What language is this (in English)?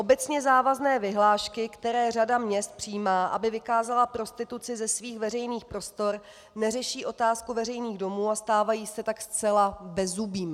Czech